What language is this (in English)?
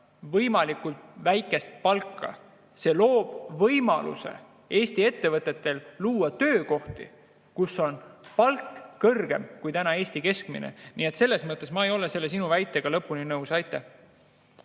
Estonian